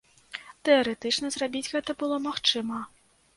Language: Belarusian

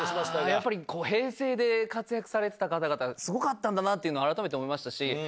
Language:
Japanese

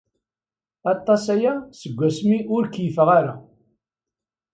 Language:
Kabyle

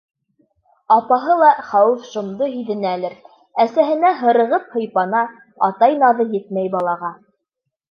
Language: Bashkir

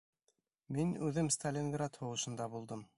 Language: Bashkir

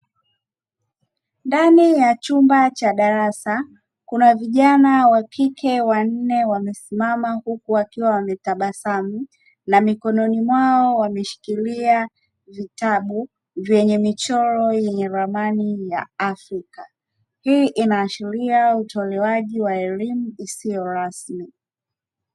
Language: Swahili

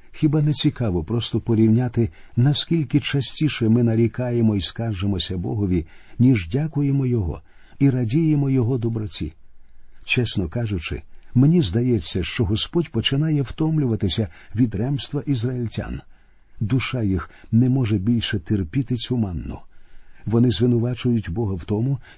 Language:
Ukrainian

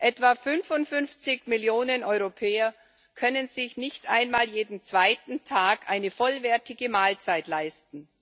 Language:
German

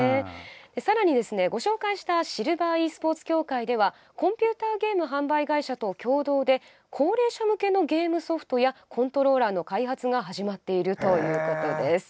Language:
Japanese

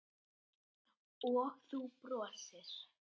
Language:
Icelandic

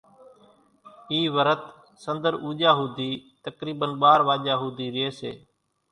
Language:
Kachi Koli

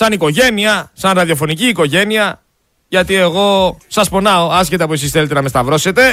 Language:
Greek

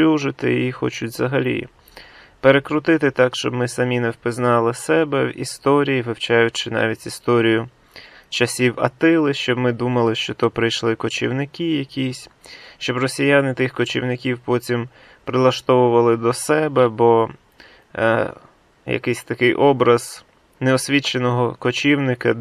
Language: Ukrainian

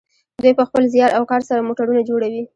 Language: Pashto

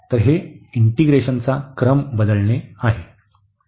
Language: Marathi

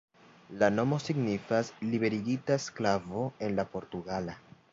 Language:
Esperanto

